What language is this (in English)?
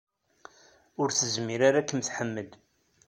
Kabyle